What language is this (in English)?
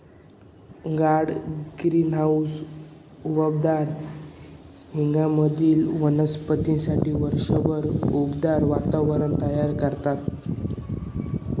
Marathi